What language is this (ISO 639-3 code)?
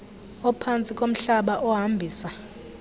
xho